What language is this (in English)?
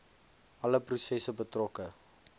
Afrikaans